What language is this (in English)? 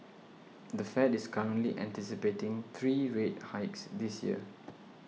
English